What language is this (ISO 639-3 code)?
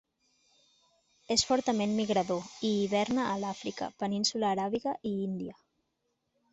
cat